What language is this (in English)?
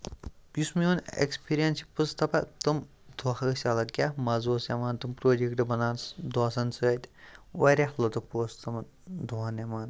Kashmiri